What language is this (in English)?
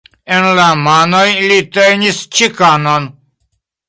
Esperanto